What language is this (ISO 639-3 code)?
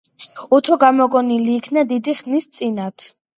kat